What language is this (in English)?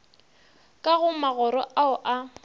Northern Sotho